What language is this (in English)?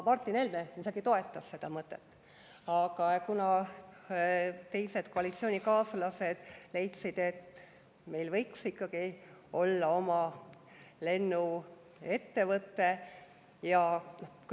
Estonian